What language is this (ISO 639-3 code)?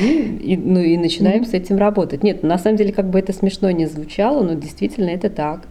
rus